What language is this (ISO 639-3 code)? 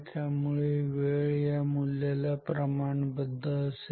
mar